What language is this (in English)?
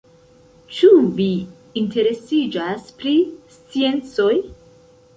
Esperanto